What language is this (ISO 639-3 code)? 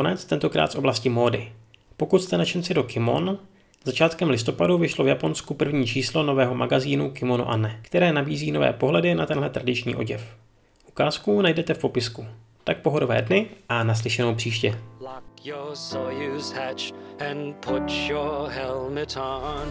ces